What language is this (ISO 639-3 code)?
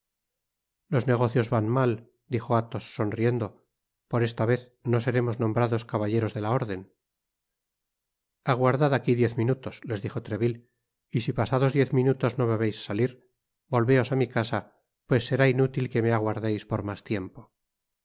spa